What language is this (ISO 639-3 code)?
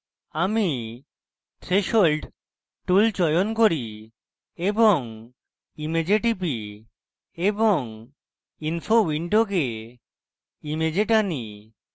ben